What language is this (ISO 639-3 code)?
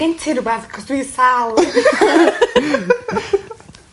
cym